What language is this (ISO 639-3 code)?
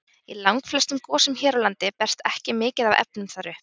isl